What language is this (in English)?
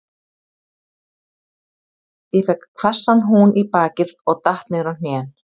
Icelandic